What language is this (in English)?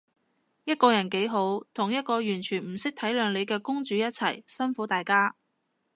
Cantonese